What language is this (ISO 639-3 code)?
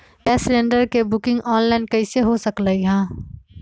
mag